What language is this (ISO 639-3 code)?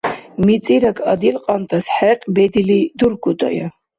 dar